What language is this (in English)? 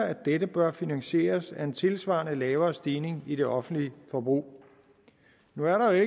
Danish